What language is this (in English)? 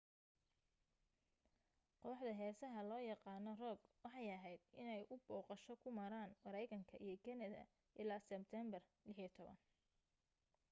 Somali